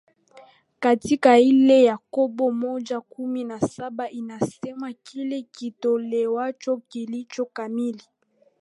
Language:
Swahili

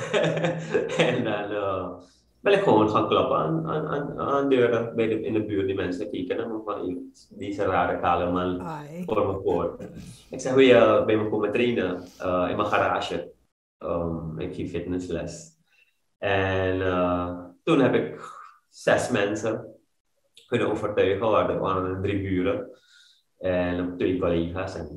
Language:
Dutch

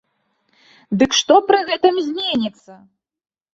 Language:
Belarusian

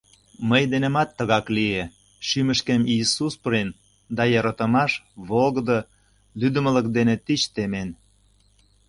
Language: Mari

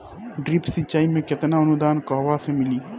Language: Bhojpuri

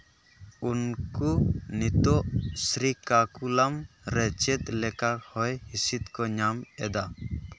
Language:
Santali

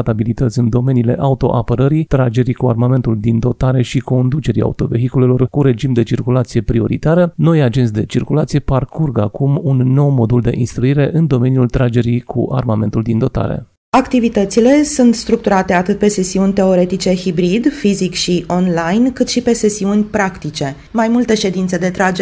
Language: Romanian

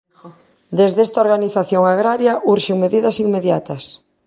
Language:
Galician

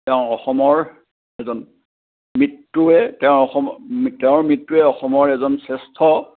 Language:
Assamese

